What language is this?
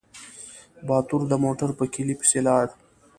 Pashto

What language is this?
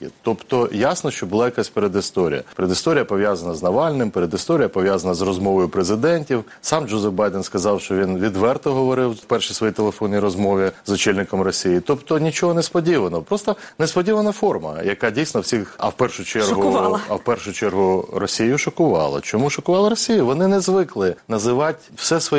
Ukrainian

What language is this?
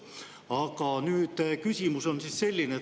Estonian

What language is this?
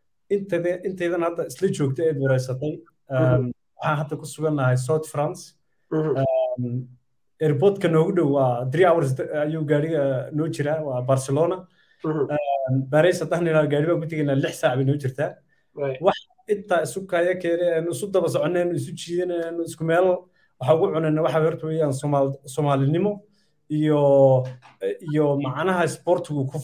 Arabic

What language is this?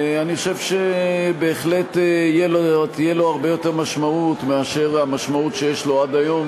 Hebrew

